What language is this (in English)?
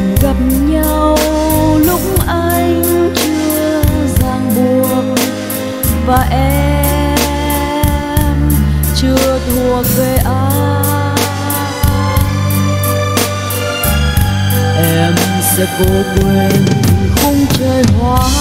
Vietnamese